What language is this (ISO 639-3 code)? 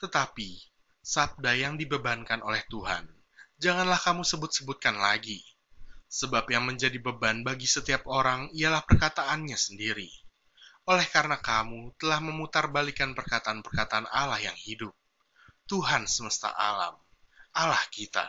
ind